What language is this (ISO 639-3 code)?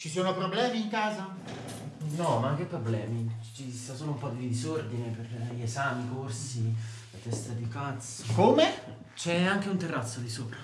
ita